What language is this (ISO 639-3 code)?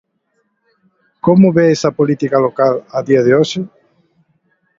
glg